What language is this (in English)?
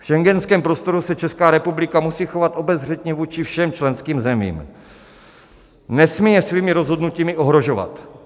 Czech